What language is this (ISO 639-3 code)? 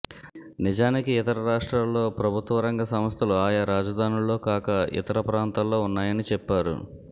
tel